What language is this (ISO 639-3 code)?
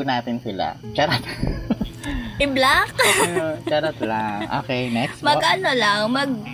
fil